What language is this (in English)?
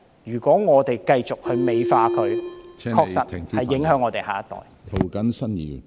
Cantonese